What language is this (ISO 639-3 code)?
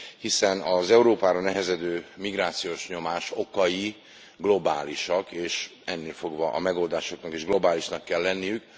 hun